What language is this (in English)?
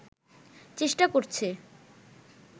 Bangla